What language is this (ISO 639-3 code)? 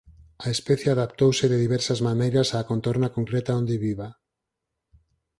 glg